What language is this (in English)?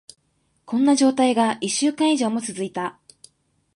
Japanese